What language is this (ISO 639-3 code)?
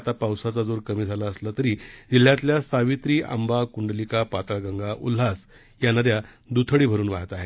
mar